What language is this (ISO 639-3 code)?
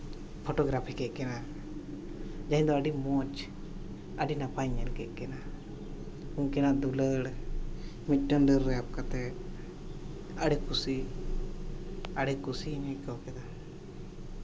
sat